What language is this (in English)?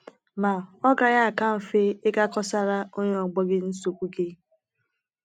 Igbo